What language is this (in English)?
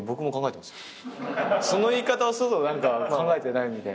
Japanese